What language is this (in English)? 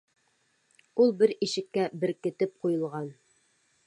Bashkir